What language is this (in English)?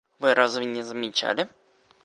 Russian